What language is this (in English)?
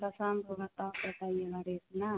Hindi